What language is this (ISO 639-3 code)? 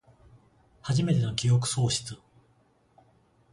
jpn